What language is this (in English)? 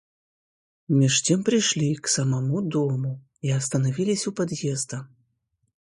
Russian